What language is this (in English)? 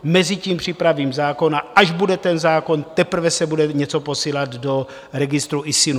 Czech